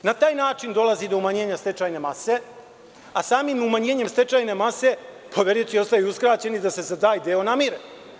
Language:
Serbian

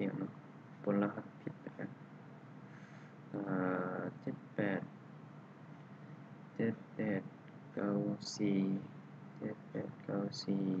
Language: Thai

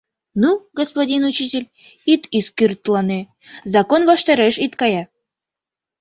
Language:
Mari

